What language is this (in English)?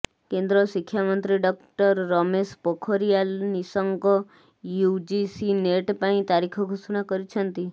Odia